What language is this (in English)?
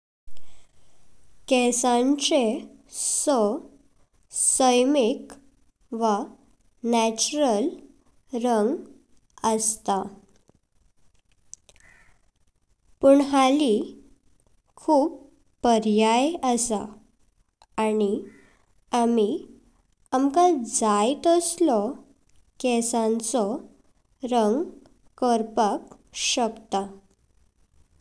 Konkani